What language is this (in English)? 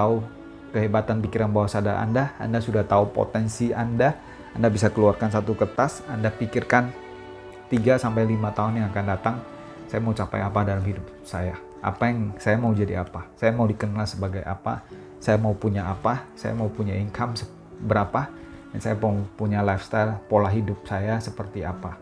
Indonesian